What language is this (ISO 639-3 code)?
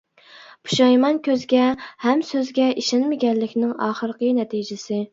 uig